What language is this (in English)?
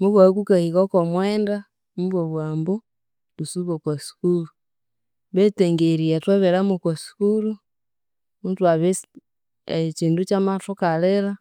Konzo